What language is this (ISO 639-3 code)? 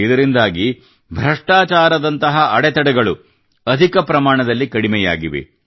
kan